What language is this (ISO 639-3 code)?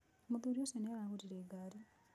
kik